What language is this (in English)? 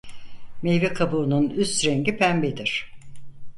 Turkish